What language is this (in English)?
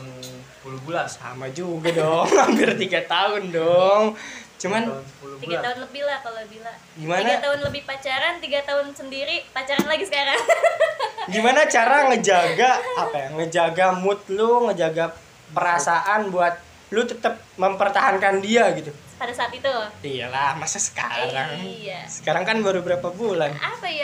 Indonesian